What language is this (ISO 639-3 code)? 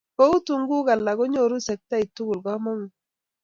kln